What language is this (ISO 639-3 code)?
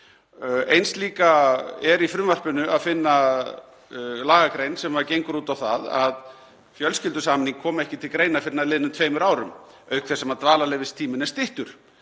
isl